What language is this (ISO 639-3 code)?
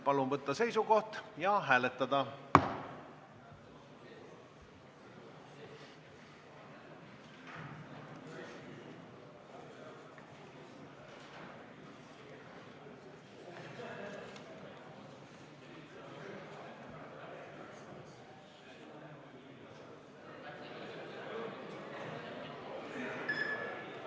est